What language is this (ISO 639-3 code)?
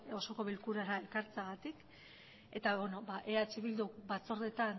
eus